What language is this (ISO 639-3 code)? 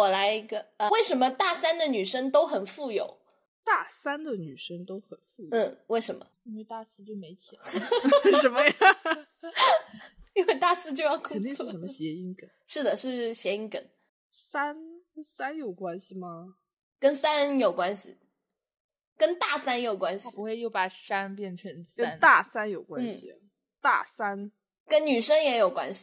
zho